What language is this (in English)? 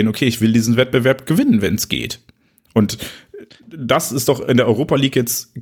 German